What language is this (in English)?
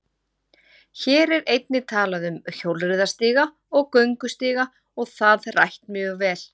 Icelandic